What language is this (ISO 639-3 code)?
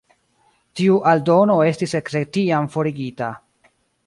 epo